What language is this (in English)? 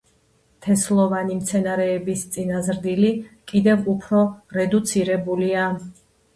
Georgian